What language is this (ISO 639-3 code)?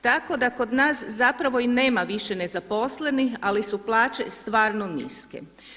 hrv